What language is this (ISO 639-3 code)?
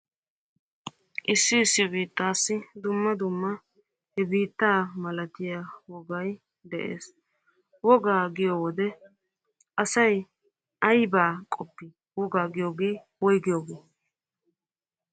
wal